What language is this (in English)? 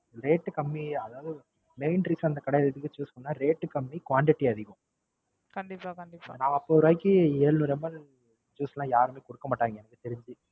Tamil